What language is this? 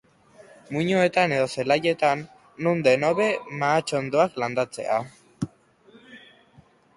Basque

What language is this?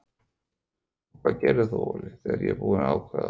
Icelandic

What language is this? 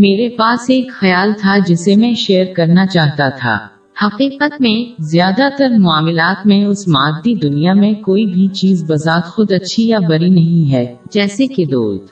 Urdu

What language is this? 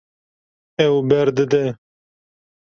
Kurdish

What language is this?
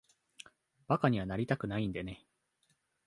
Japanese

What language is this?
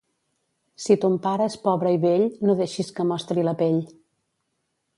Catalan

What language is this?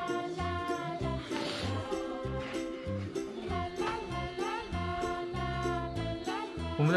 Korean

